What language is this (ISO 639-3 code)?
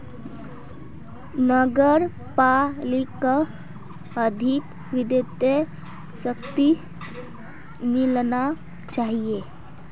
mag